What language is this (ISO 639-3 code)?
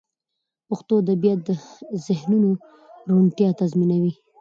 pus